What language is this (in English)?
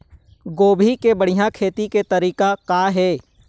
Chhattisgarhi